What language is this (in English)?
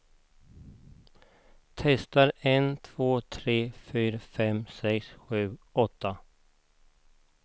Swedish